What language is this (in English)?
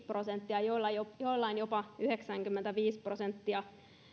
Finnish